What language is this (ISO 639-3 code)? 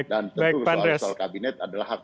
ind